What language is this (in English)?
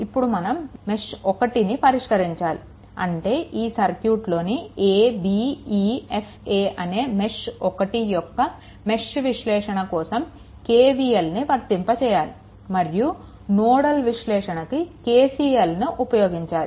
Telugu